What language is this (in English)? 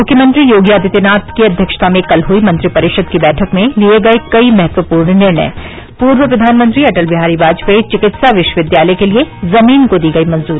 Hindi